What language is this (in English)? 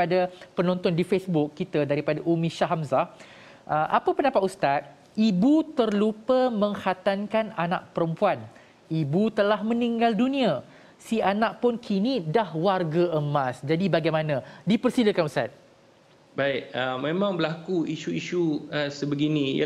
Malay